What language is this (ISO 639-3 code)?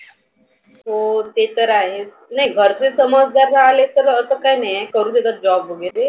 mar